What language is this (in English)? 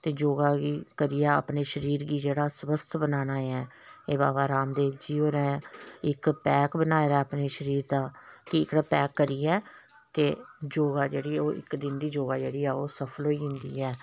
Dogri